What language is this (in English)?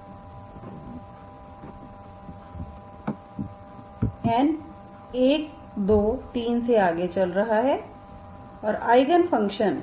Hindi